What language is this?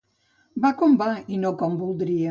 Catalan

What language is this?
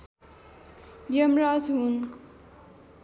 Nepali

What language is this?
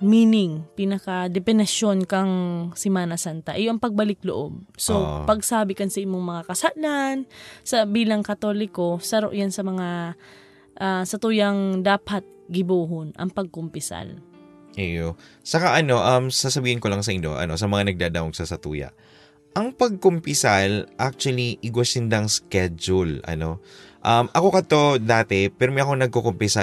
Filipino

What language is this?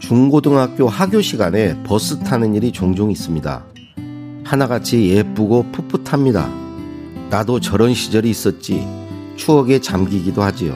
Korean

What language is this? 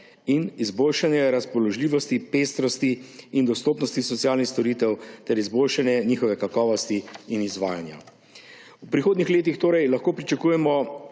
Slovenian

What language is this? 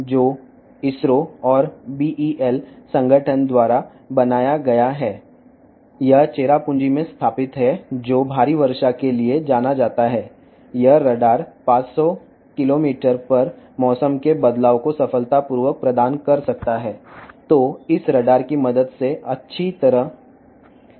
Telugu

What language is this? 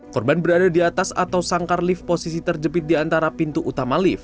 Indonesian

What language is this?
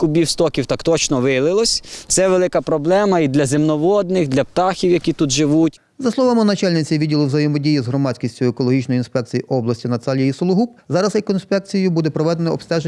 Ukrainian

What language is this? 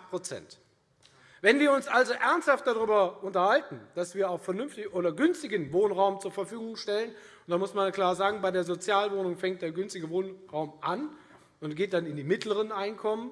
German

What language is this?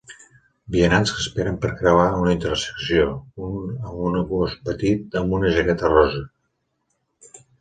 Catalan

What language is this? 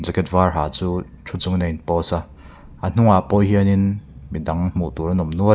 Mizo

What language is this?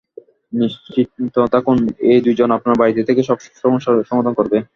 Bangla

